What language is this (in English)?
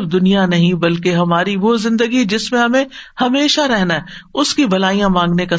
Urdu